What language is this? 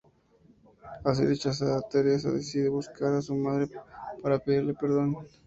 Spanish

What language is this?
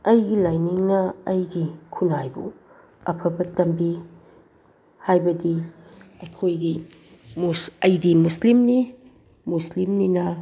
Manipuri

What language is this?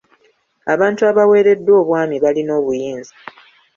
Ganda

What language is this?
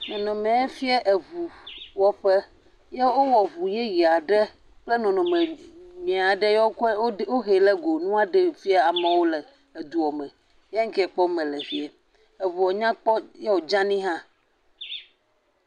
Ewe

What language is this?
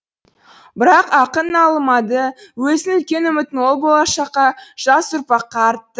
Kazakh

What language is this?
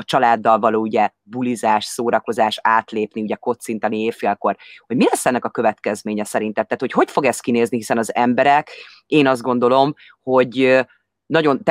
Hungarian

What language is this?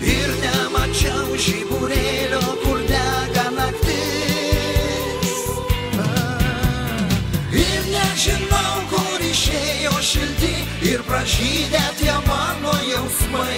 Romanian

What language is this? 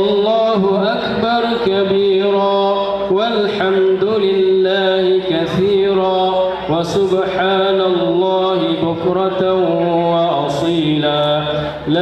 Arabic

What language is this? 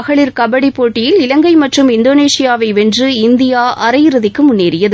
Tamil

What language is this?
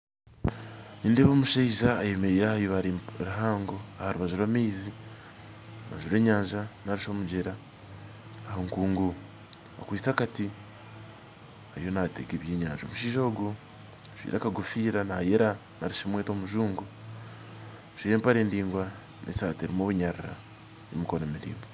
Nyankole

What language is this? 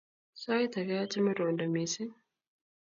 Kalenjin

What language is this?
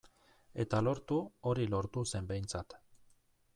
Basque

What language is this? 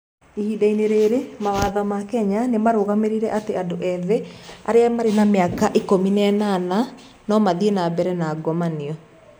Kikuyu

